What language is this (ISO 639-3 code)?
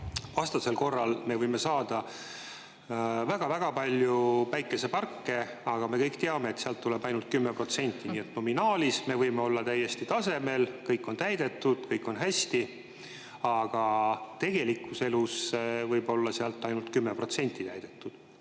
est